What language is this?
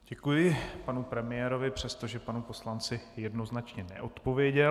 Czech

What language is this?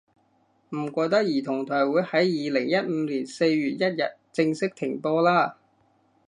Cantonese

